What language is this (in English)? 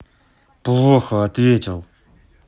Russian